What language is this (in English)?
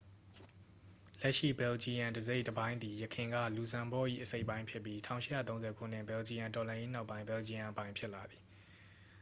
Burmese